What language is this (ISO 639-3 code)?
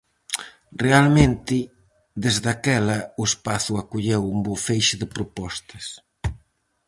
glg